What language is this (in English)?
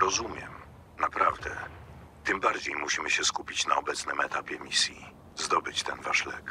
Polish